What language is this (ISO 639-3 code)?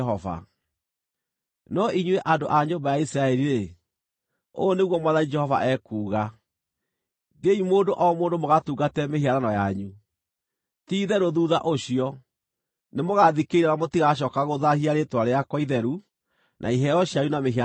kik